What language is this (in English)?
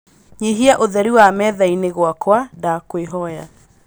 Kikuyu